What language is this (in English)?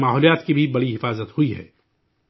Urdu